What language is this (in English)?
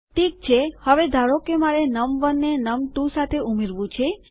Gujarati